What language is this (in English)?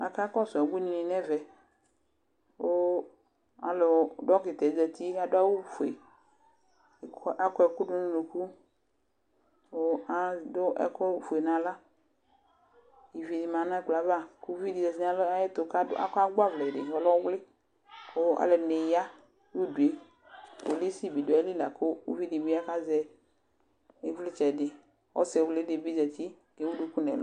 Ikposo